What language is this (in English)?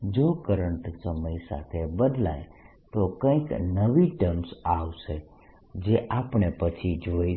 Gujarati